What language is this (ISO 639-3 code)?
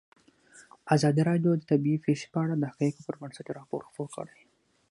pus